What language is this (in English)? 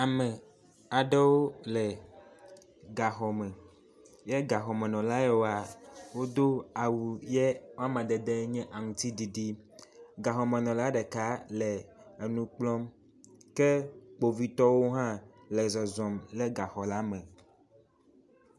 Ewe